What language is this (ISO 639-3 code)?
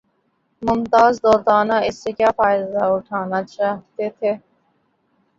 urd